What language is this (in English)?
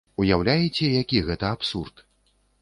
Belarusian